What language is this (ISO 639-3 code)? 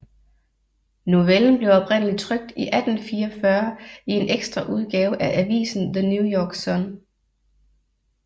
dan